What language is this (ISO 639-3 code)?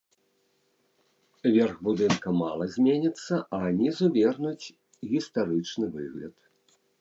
bel